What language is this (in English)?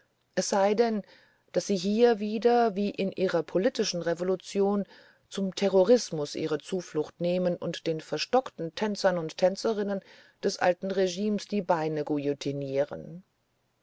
German